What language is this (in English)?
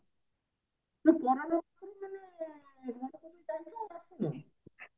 Odia